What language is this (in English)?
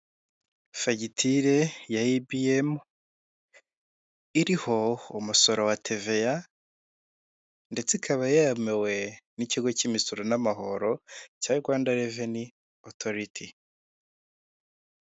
Kinyarwanda